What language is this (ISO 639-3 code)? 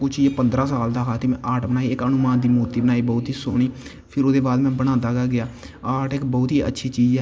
doi